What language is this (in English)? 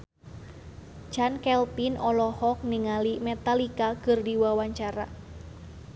Sundanese